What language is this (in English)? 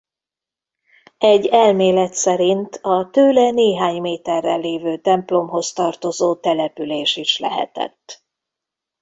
Hungarian